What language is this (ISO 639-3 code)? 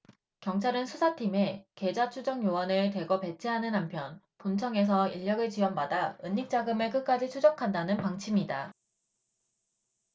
kor